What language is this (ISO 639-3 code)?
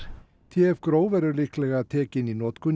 isl